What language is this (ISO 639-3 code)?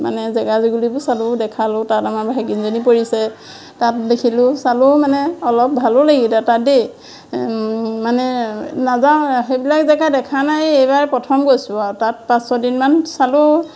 asm